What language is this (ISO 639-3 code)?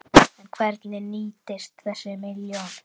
isl